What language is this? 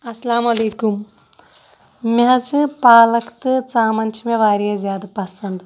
Kashmiri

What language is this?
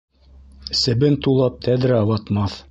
Bashkir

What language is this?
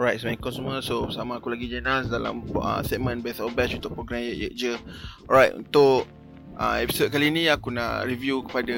Malay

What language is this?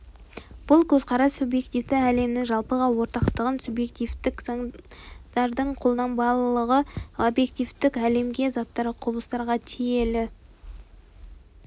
Kazakh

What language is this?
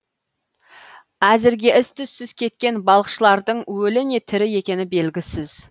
Kazakh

